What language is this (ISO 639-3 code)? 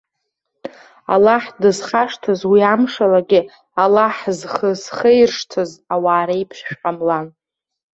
abk